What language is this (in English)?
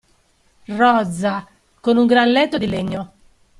Italian